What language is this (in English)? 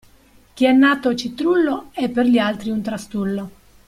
Italian